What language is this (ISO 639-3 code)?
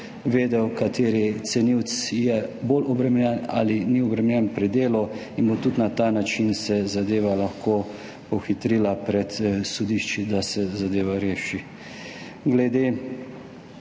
slv